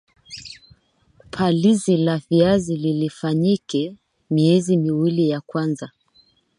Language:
Swahili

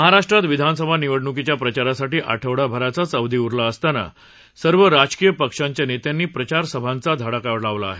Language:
Marathi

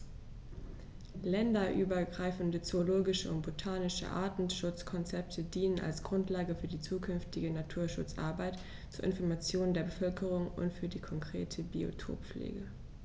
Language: German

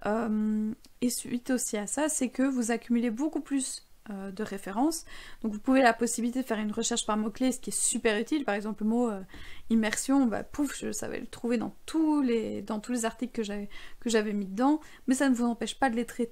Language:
French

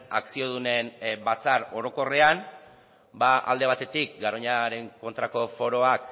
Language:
Basque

